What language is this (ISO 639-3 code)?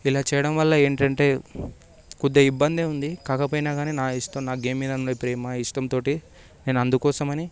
tel